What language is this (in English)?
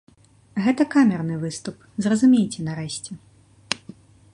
Belarusian